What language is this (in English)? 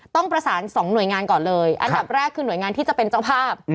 Thai